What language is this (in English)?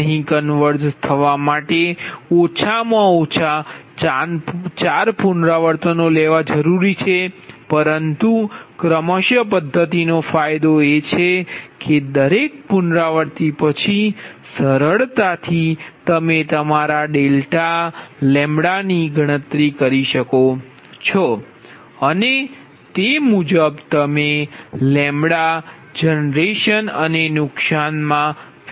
Gujarati